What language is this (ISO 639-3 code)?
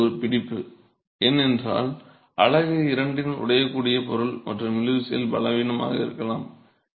tam